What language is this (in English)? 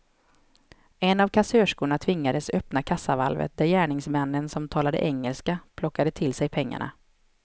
Swedish